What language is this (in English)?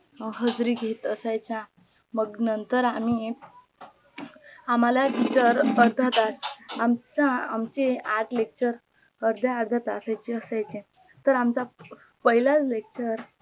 Marathi